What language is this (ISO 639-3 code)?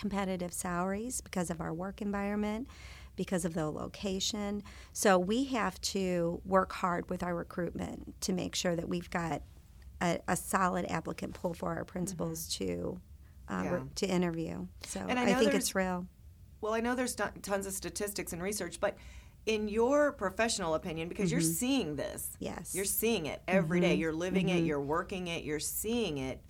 eng